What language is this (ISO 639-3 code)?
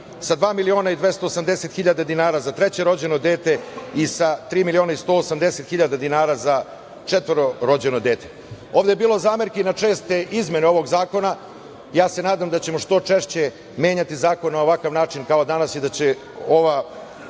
srp